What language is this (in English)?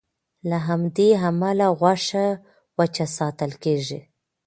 Pashto